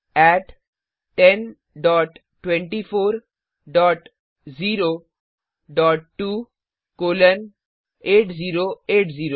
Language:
Hindi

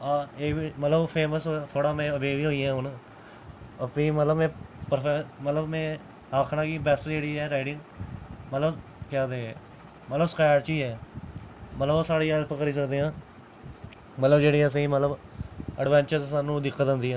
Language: Dogri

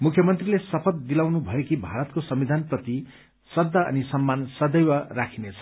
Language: Nepali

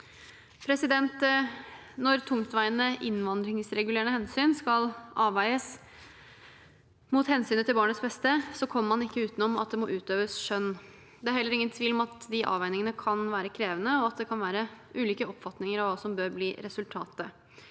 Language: Norwegian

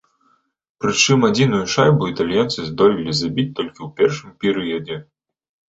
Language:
Belarusian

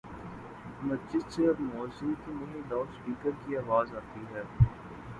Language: Urdu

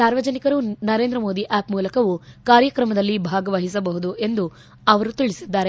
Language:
Kannada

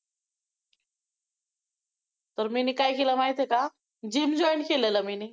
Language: Marathi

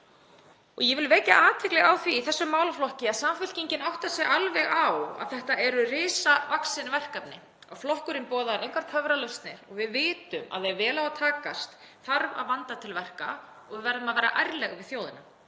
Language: Icelandic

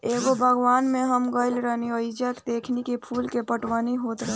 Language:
Bhojpuri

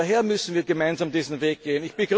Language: German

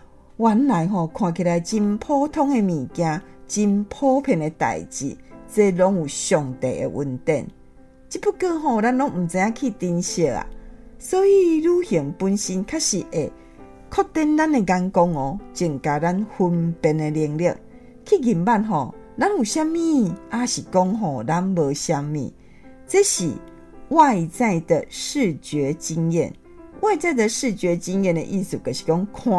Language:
Chinese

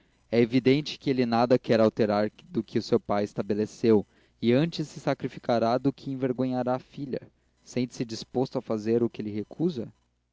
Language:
Portuguese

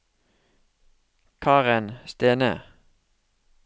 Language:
Norwegian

